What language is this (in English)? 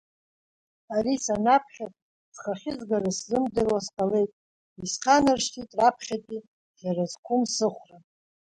Abkhazian